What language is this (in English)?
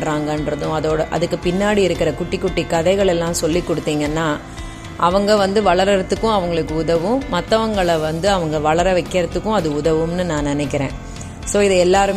Tamil